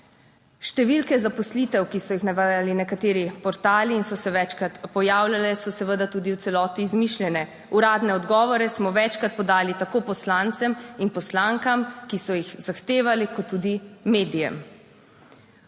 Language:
Slovenian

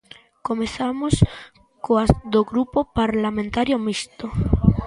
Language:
Galician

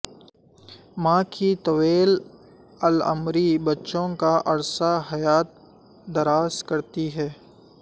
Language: Urdu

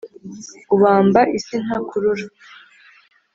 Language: Kinyarwanda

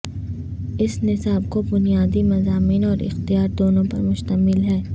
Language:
Urdu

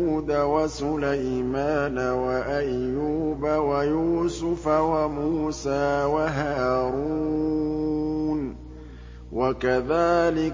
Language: Arabic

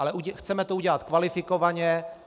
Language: Czech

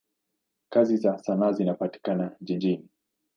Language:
Swahili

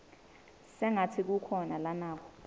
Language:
Swati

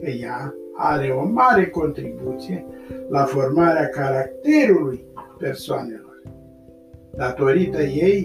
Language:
Romanian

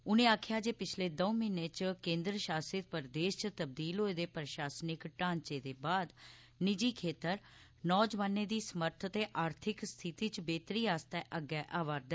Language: Dogri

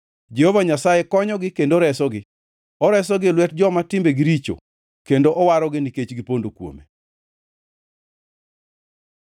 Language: Luo (Kenya and Tanzania)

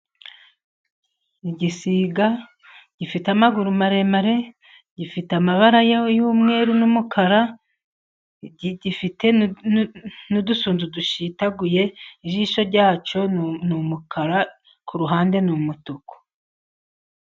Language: Kinyarwanda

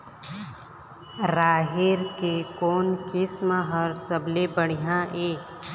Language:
Chhattisgarhi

